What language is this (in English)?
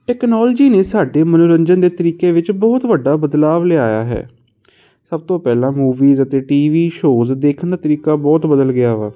Punjabi